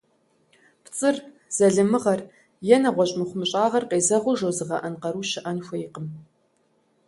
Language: Kabardian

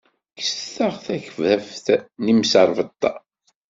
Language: Kabyle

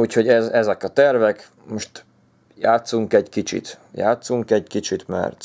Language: Hungarian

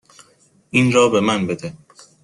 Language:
Persian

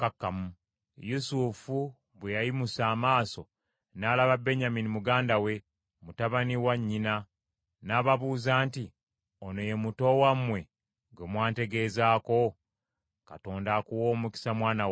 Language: Ganda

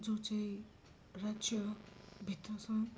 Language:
Nepali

